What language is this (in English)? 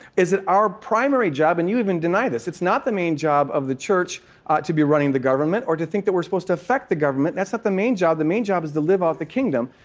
English